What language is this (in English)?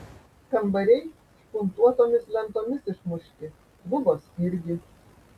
Lithuanian